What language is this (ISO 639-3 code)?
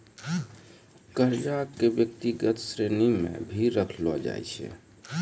mai